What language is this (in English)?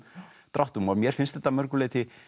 Icelandic